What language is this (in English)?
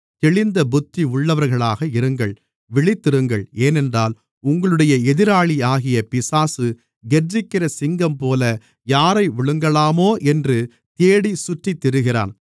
Tamil